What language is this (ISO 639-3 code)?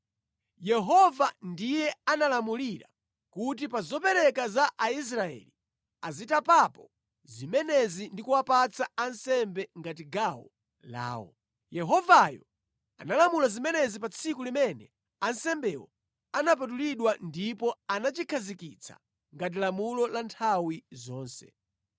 nya